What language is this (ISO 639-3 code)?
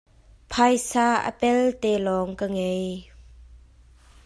cnh